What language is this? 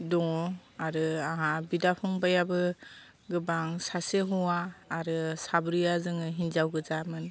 Bodo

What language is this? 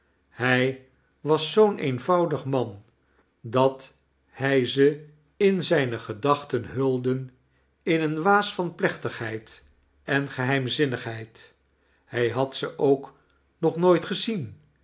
Dutch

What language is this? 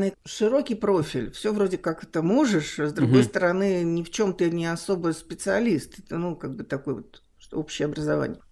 Russian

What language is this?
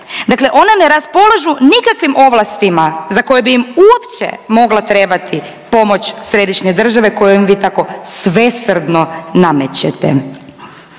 Croatian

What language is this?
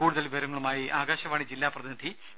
Malayalam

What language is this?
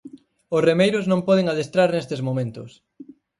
Galician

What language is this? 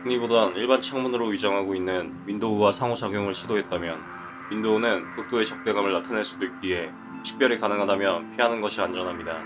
Korean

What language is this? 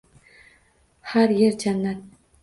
Uzbek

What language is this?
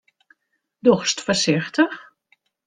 Western Frisian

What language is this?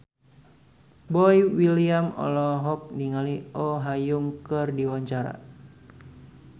Sundanese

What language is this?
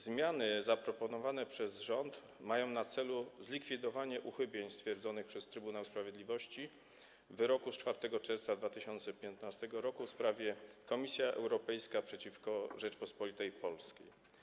Polish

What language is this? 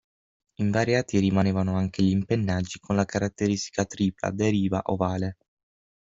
Italian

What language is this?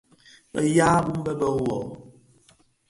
Bafia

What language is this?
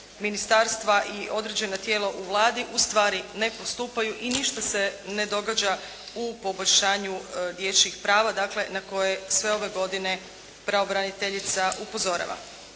Croatian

